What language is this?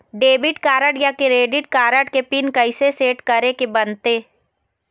Chhattisgarhi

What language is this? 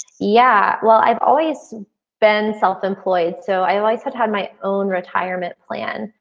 English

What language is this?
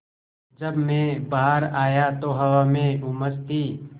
Hindi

